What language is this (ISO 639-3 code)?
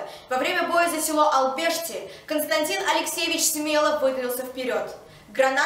rus